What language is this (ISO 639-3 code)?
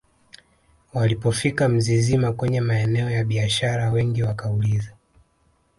swa